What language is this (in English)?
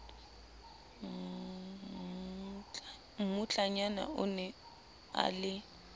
Southern Sotho